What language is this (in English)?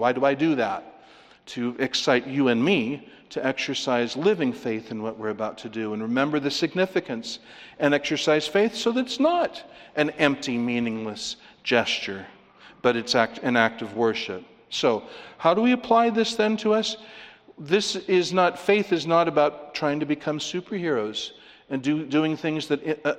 English